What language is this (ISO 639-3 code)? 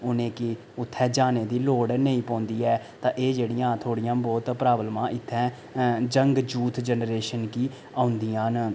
doi